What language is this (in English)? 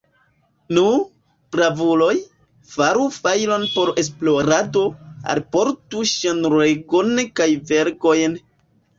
Esperanto